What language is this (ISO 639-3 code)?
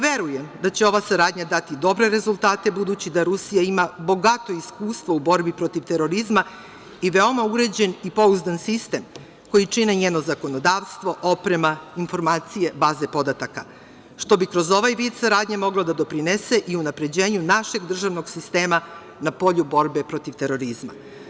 srp